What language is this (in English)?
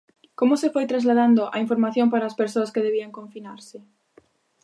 Galician